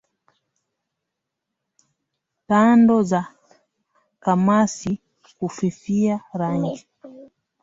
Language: Swahili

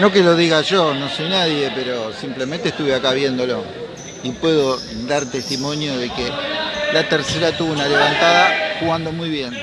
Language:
Spanish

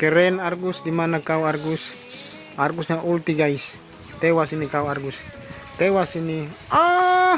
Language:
Indonesian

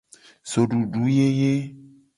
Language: Gen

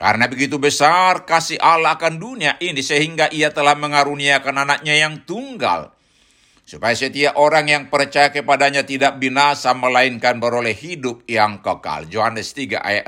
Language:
Indonesian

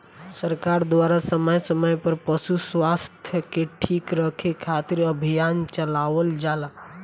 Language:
Bhojpuri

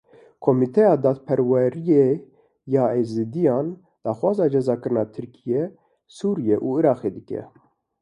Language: Kurdish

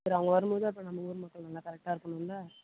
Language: Tamil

